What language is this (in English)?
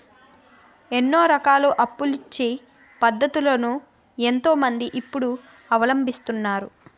Telugu